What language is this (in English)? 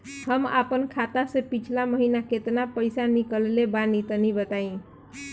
Bhojpuri